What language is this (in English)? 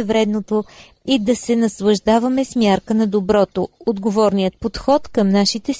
Bulgarian